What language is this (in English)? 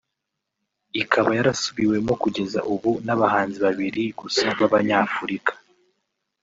Kinyarwanda